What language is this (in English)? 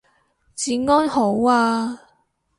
Cantonese